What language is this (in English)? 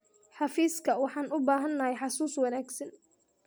Somali